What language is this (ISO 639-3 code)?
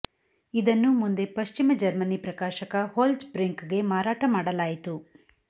kan